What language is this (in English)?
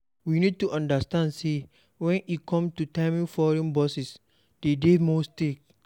Nigerian Pidgin